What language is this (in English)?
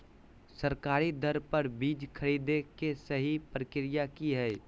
Magahi